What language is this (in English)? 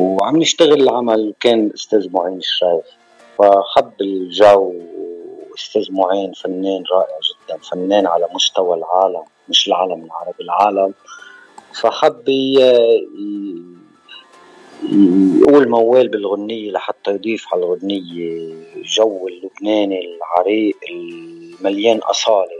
Arabic